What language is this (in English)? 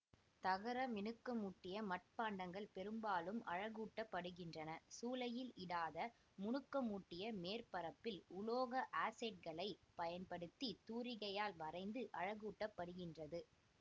Tamil